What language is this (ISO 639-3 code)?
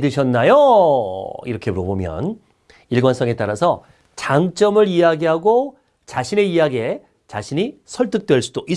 kor